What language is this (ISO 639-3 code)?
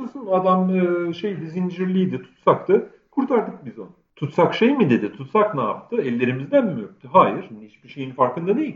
tur